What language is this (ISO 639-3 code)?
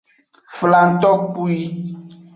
ajg